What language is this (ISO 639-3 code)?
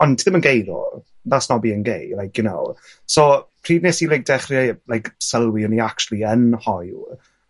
cym